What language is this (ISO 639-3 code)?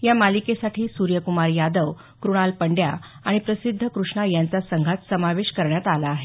mar